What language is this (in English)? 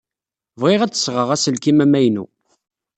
Kabyle